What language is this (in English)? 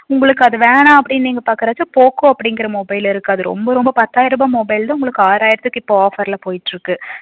Tamil